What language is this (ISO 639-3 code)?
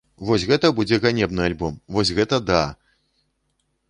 bel